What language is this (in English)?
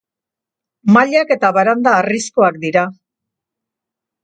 Basque